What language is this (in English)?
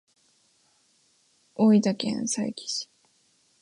Japanese